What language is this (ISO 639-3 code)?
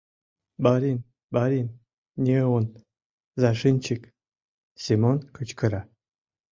chm